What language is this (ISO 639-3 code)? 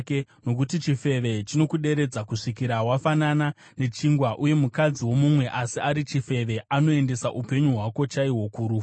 sna